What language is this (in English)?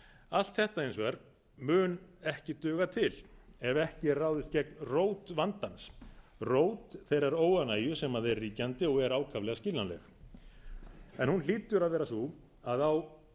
Icelandic